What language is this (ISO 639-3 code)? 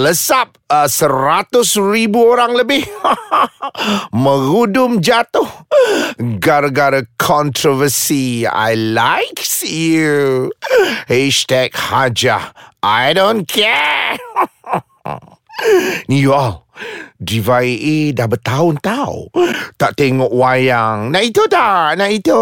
msa